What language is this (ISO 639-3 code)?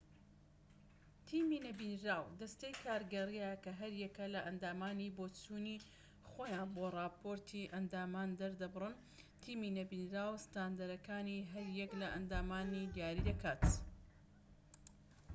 ckb